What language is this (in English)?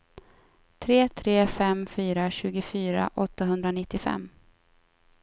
Swedish